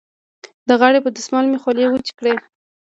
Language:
Pashto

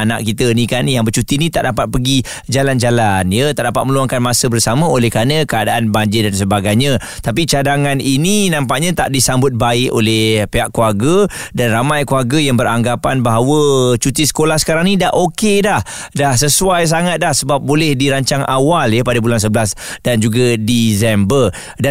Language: Malay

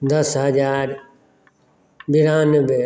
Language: Maithili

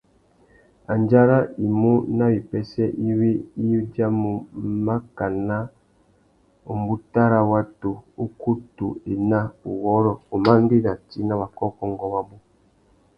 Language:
Tuki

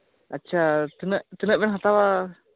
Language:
Santali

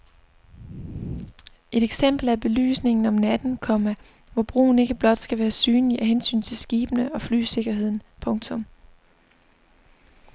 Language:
Danish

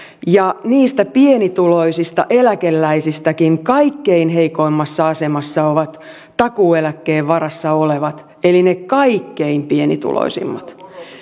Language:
Finnish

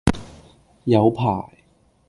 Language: Cantonese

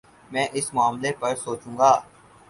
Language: Urdu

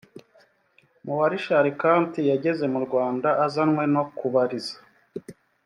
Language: Kinyarwanda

